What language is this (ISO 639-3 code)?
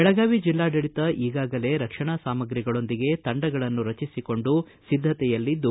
kan